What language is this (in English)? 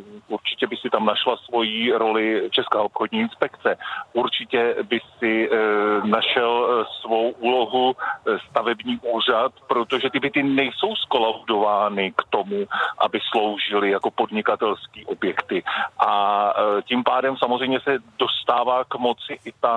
Czech